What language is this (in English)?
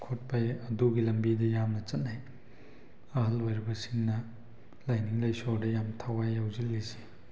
Manipuri